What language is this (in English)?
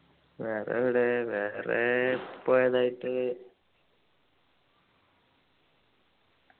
Malayalam